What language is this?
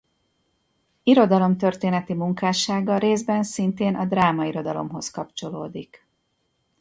Hungarian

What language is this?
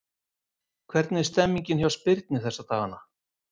Icelandic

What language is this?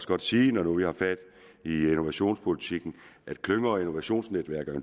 Danish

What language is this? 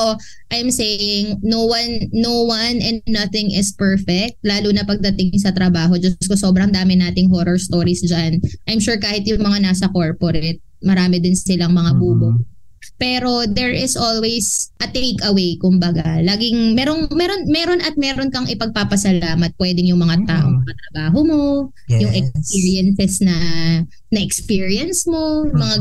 Filipino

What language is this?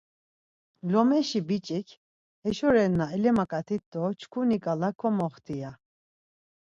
Laz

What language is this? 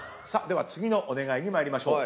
Japanese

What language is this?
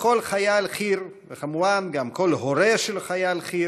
Hebrew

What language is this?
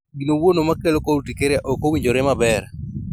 Luo (Kenya and Tanzania)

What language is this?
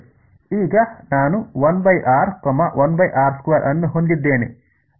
Kannada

